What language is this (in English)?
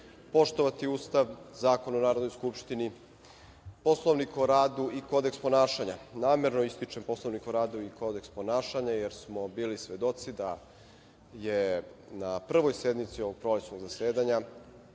Serbian